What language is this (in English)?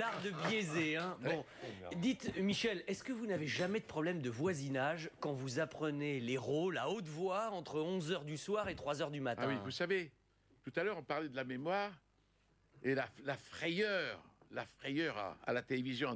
French